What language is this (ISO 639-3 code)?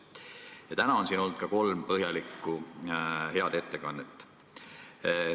est